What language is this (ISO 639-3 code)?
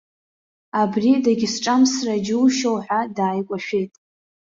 abk